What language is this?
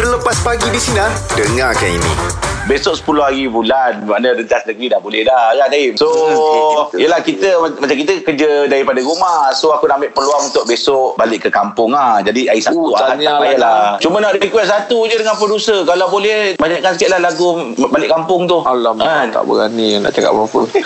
Malay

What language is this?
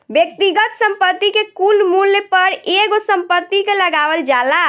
Bhojpuri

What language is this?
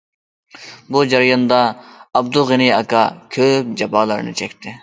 Uyghur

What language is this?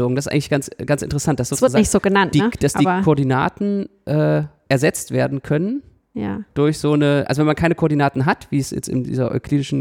German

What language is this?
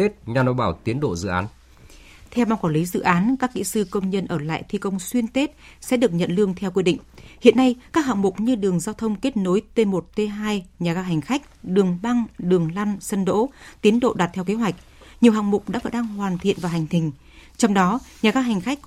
Vietnamese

